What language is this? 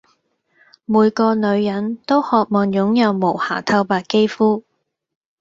Cantonese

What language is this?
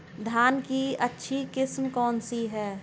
Hindi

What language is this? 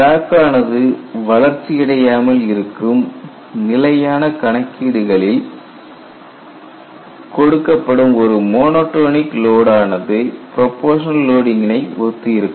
Tamil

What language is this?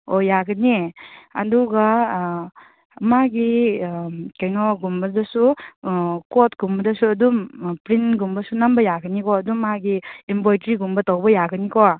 Manipuri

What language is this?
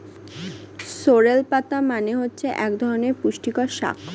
Bangla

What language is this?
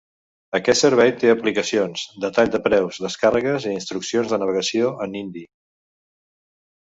Catalan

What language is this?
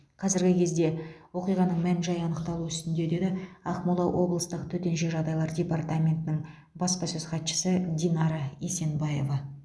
Kazakh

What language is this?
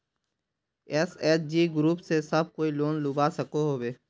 Magahi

